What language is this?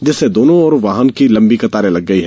Hindi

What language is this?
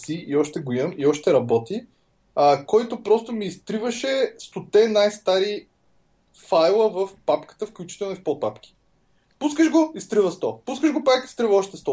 Bulgarian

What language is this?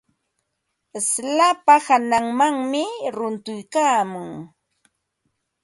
Ambo-Pasco Quechua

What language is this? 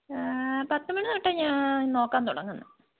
Malayalam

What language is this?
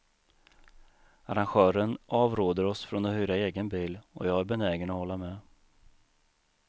Swedish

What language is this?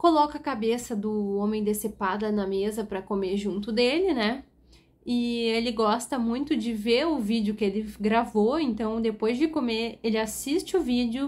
Portuguese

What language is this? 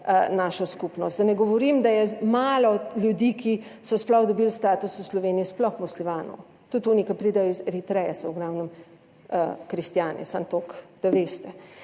Slovenian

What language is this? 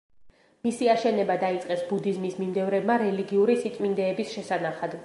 Georgian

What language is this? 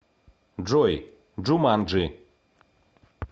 Russian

